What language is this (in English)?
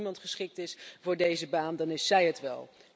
Dutch